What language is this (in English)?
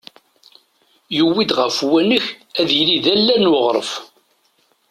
Kabyle